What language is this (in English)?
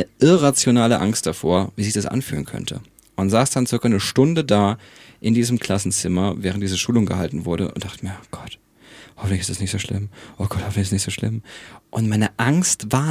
German